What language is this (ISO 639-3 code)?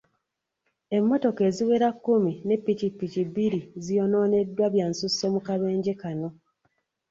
lug